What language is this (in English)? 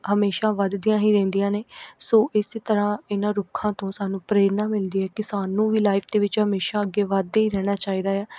Punjabi